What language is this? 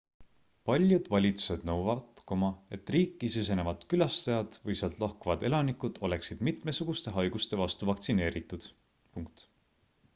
Estonian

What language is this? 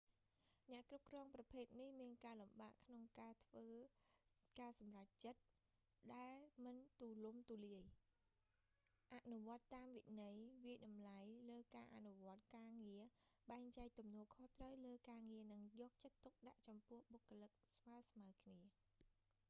Khmer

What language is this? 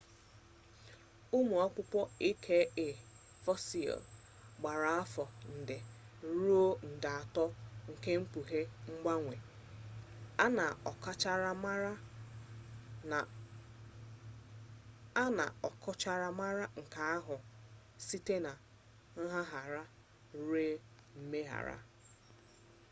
Igbo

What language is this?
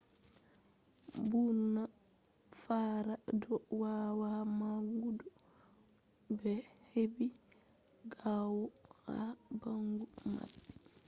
Fula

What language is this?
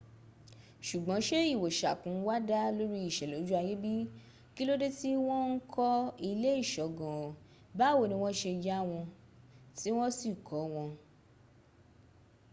Yoruba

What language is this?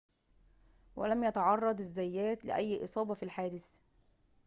Arabic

